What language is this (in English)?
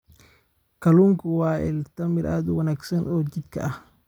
Somali